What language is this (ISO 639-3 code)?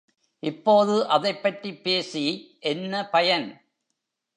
tam